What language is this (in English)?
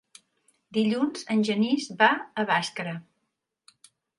Catalan